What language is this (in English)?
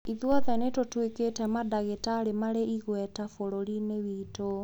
Kikuyu